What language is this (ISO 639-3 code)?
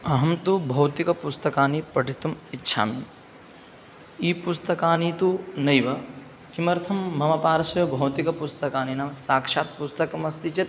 san